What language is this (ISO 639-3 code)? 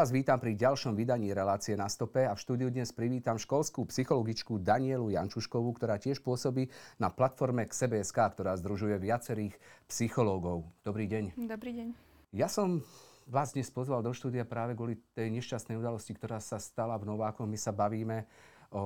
slk